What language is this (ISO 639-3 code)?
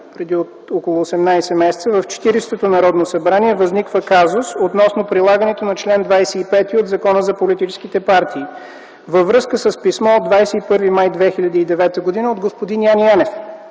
bul